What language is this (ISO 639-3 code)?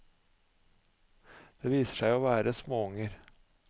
nor